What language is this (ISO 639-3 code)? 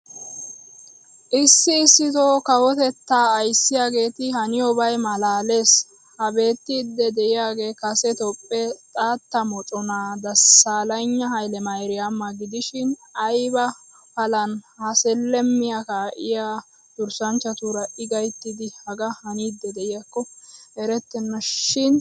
wal